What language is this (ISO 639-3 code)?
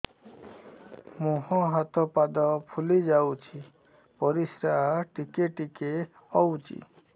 ori